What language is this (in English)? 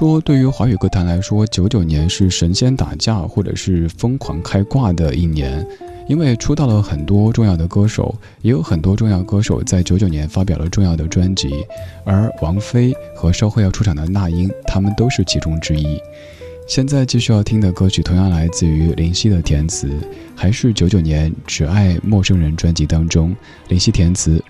Chinese